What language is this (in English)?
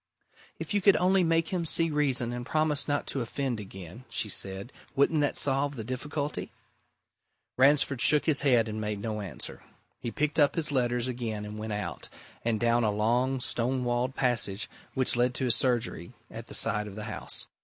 English